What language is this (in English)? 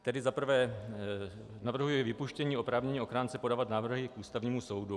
Czech